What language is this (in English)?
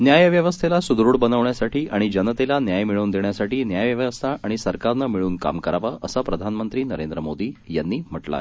Marathi